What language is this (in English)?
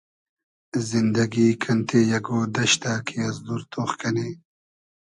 Hazaragi